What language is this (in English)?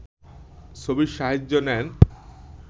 Bangla